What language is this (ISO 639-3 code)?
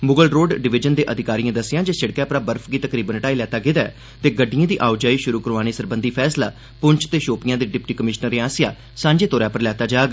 doi